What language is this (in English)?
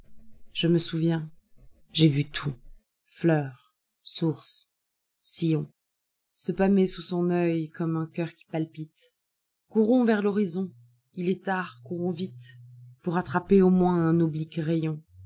French